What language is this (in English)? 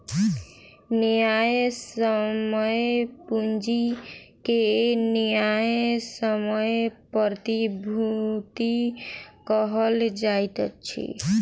Maithili